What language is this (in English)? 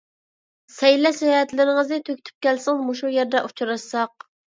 Uyghur